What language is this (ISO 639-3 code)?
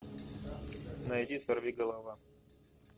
rus